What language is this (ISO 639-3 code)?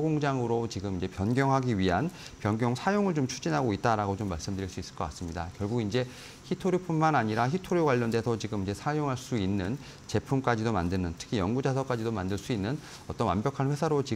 kor